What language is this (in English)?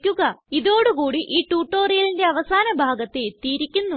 Malayalam